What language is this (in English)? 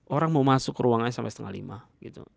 Indonesian